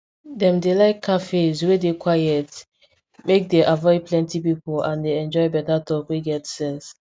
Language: Nigerian Pidgin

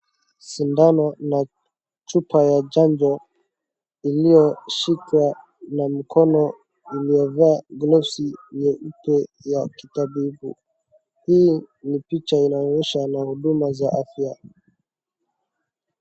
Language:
Swahili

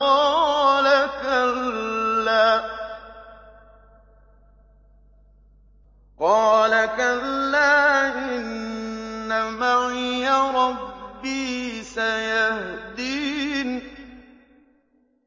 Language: Arabic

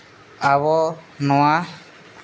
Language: Santali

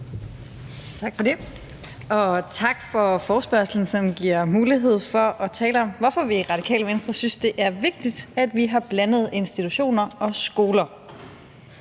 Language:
Danish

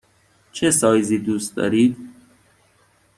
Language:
Persian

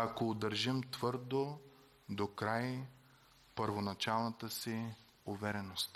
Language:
Bulgarian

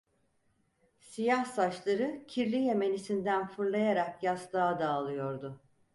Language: Turkish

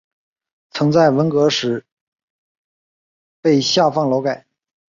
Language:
Chinese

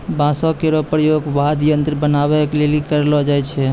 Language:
Maithili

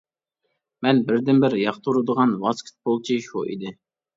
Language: Uyghur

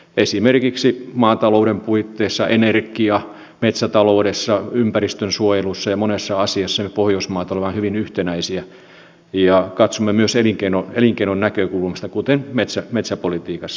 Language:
Finnish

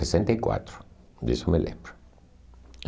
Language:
Portuguese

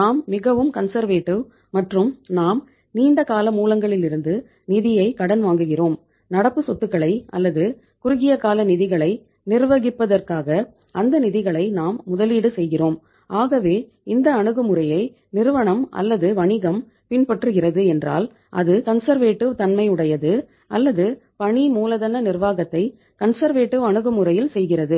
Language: Tamil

